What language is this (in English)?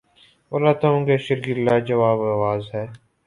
Urdu